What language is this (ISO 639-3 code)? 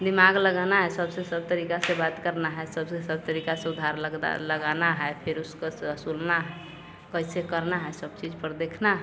hin